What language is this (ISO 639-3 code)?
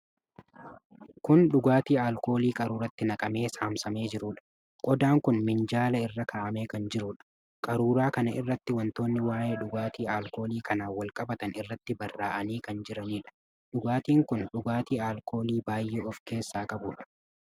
orm